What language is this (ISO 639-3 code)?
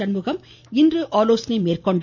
tam